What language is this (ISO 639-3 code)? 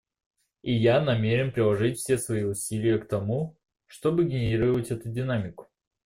rus